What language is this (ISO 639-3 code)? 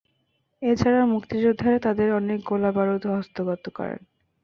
ben